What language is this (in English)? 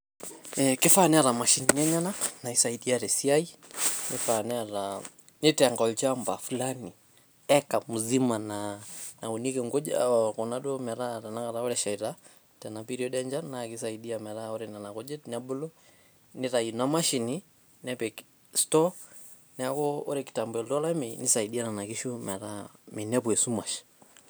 Masai